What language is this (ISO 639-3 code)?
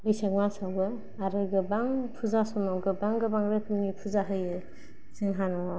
brx